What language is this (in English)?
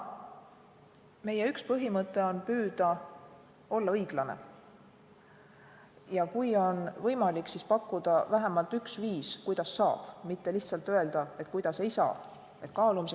Estonian